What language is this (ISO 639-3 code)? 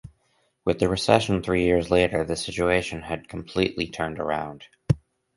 eng